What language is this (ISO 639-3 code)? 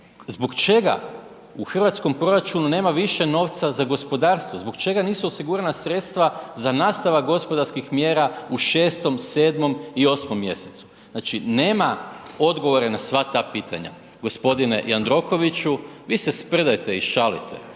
hrv